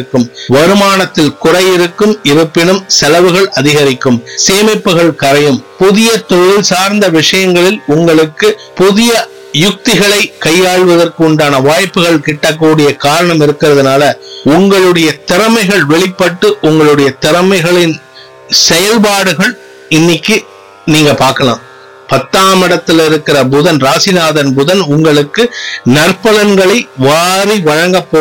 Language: Tamil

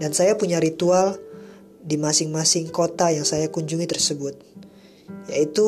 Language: Indonesian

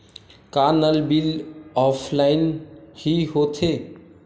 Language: Chhattisgarhi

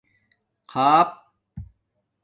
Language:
Domaaki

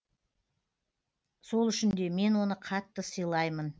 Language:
Kazakh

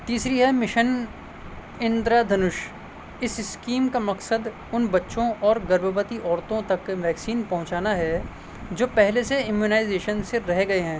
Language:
Urdu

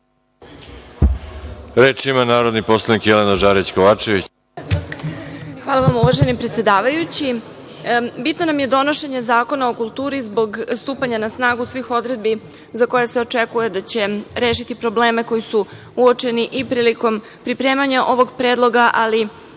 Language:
Serbian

